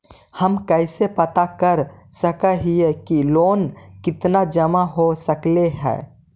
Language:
Magahi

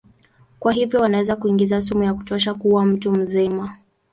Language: Swahili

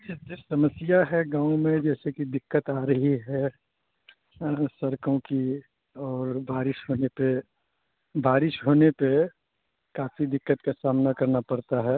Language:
Urdu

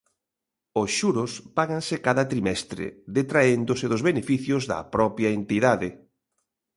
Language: Galician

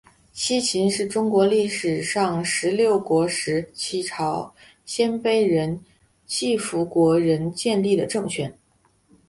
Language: Chinese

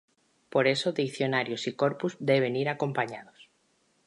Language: Spanish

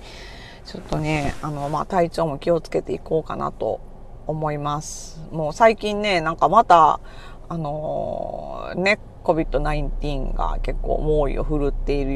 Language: Japanese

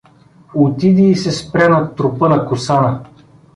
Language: Bulgarian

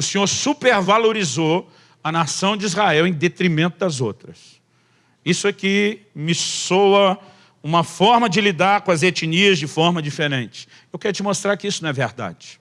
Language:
Portuguese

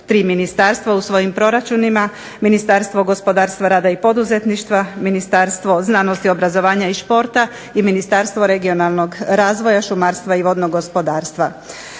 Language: Croatian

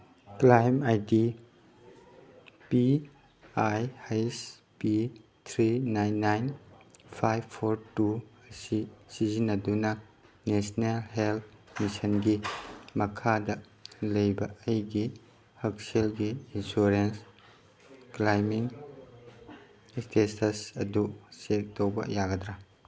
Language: Manipuri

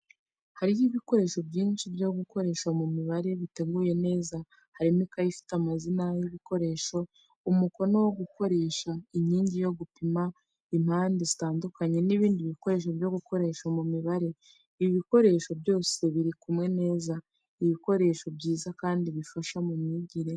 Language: Kinyarwanda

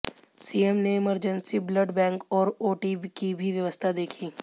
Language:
Hindi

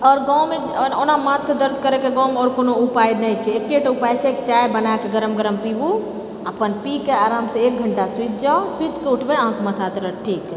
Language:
Maithili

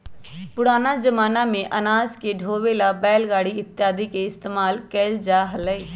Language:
Magahi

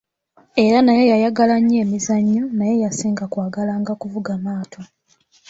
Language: Ganda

